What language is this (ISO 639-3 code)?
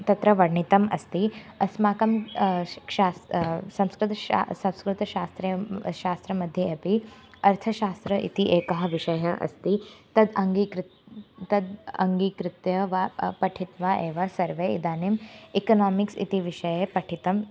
san